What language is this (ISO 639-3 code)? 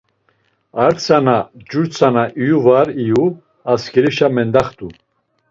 lzz